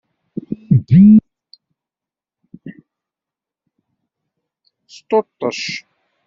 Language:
Kabyle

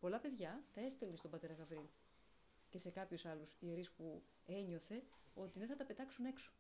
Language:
Greek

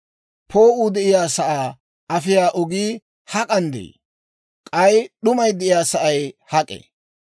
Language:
Dawro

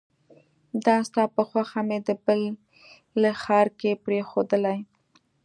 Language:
Pashto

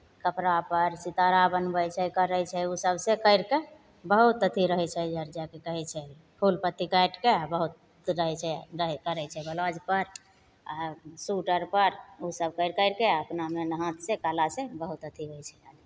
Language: Maithili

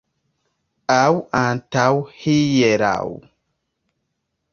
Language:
Esperanto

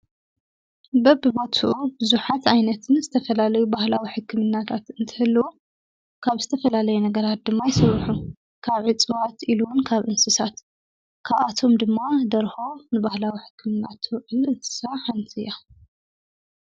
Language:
Tigrinya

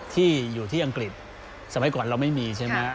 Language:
Thai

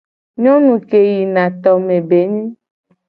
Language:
Gen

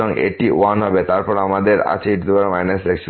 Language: Bangla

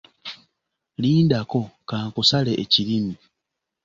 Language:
Ganda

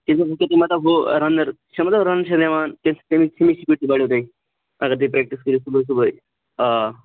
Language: Kashmiri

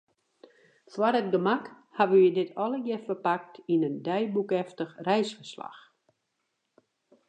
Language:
Western Frisian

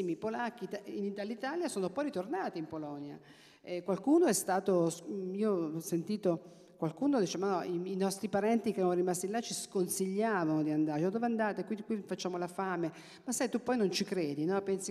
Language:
Italian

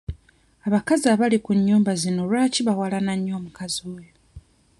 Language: Ganda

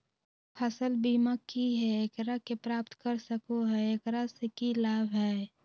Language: Magahi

